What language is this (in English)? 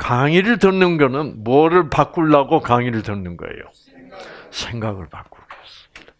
Korean